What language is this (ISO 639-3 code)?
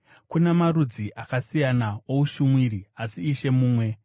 sna